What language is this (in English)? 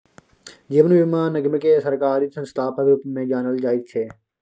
Maithili